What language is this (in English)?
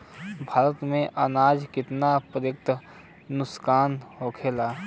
Bhojpuri